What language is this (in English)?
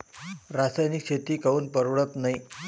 Marathi